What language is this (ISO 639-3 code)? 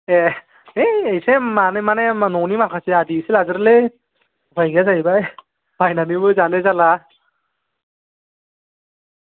brx